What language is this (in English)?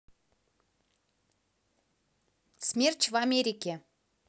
Russian